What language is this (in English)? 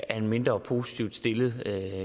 Danish